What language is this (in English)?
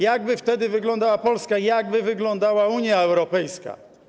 Polish